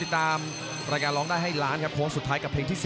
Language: Thai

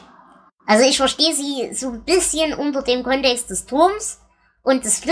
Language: German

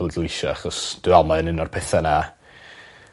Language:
Welsh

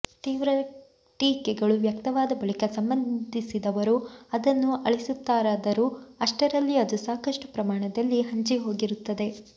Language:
Kannada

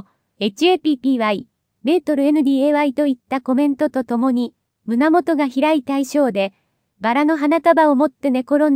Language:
Japanese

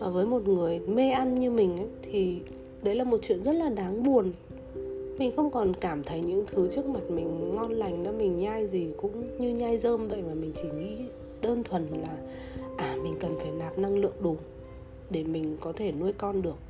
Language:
Vietnamese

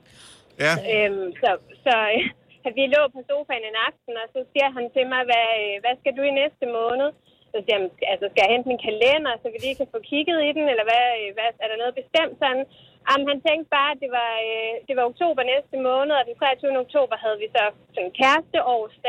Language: Danish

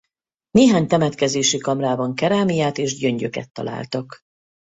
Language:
Hungarian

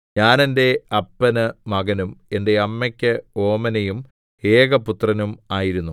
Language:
Malayalam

